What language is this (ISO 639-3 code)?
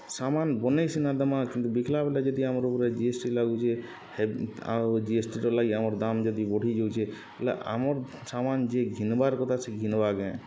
ori